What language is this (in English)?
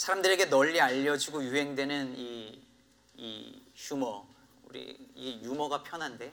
Korean